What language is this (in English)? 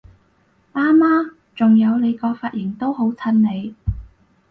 Cantonese